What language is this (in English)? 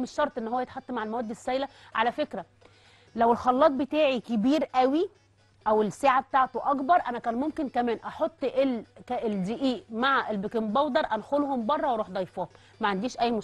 Arabic